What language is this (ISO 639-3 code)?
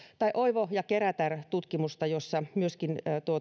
fin